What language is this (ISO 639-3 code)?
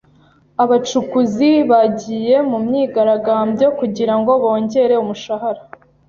kin